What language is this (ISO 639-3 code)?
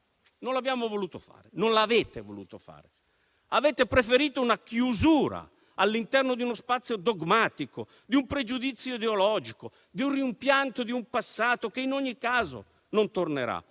ita